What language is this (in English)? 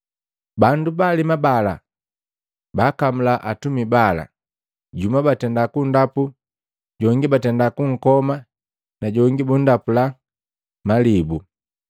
Matengo